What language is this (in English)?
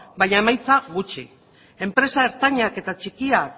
Basque